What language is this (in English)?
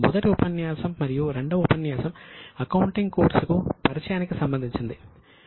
Telugu